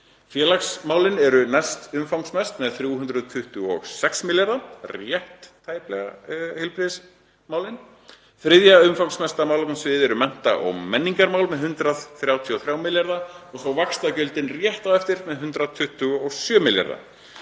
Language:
Icelandic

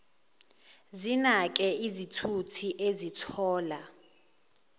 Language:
Zulu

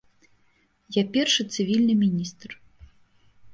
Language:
Belarusian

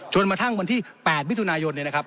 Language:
Thai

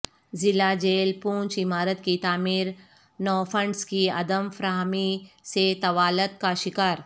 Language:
Urdu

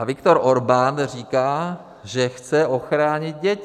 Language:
Czech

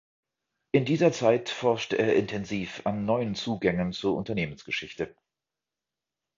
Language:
German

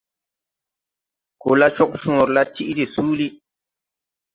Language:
Tupuri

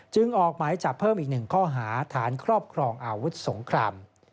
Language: Thai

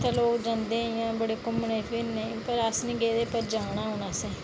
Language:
Dogri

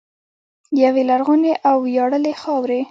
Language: Pashto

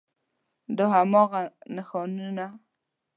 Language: Pashto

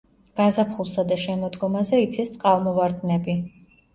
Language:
Georgian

